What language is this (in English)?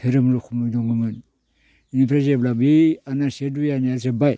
Bodo